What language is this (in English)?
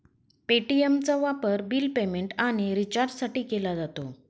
Marathi